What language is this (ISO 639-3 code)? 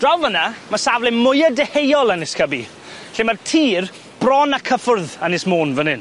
cym